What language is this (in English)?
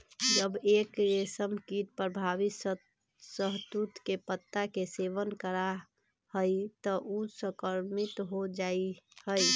Magahi